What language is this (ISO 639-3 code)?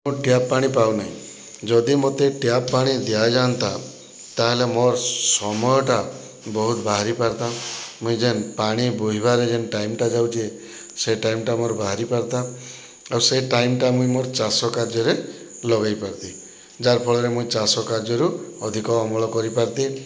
ori